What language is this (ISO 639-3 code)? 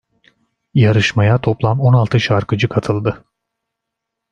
tur